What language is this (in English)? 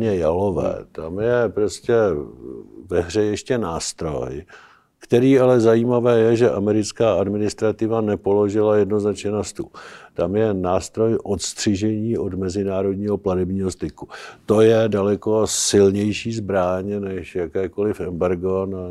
Czech